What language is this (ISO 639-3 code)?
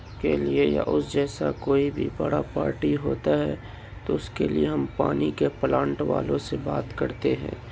urd